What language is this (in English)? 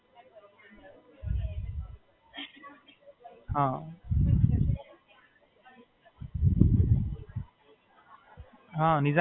Gujarati